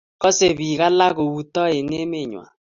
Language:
Kalenjin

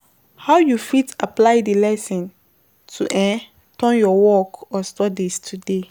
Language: Nigerian Pidgin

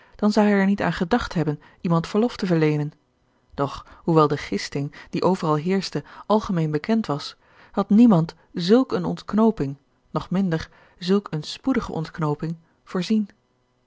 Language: Dutch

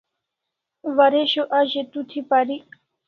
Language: Kalasha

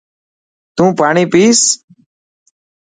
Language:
Dhatki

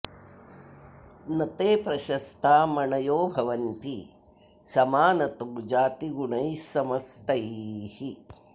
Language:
Sanskrit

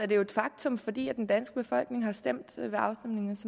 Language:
Danish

